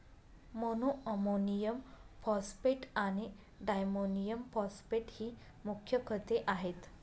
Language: Marathi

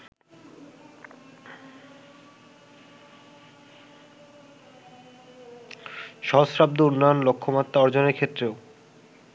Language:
Bangla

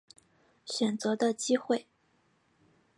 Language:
Chinese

